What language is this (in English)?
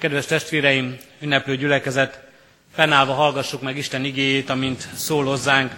Hungarian